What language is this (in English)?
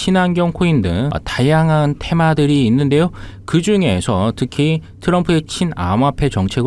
Korean